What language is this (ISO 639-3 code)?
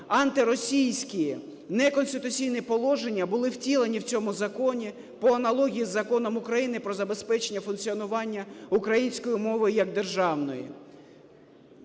ukr